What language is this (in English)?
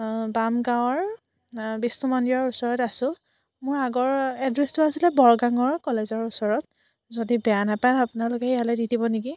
Assamese